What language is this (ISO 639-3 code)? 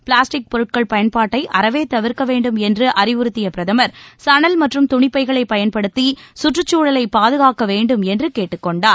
tam